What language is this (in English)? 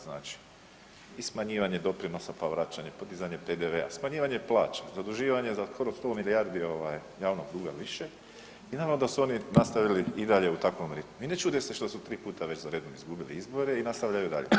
Croatian